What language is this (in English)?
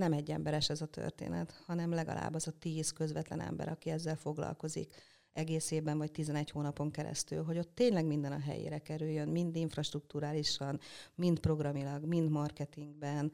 Hungarian